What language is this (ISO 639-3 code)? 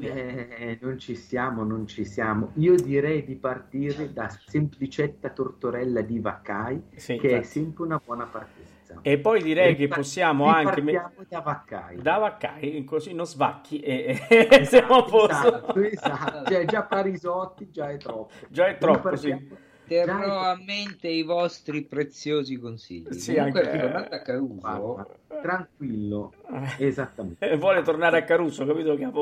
ita